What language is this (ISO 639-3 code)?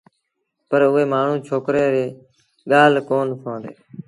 sbn